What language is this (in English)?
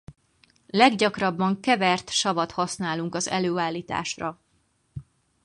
Hungarian